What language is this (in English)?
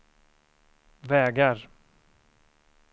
Swedish